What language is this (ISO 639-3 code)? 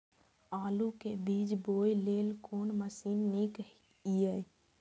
mai